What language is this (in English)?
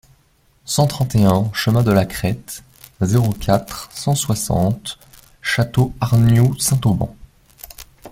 French